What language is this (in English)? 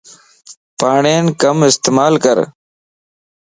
Lasi